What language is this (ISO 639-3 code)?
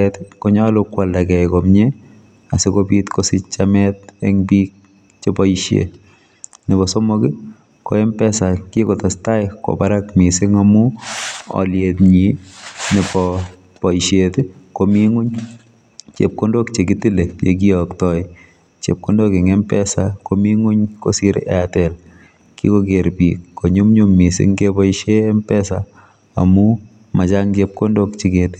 kln